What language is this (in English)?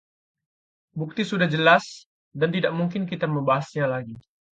Indonesian